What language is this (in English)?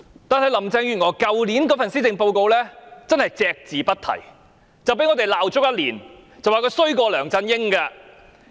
Cantonese